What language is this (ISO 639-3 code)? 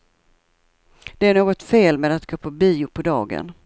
swe